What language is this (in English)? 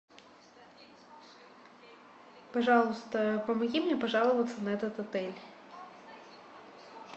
Russian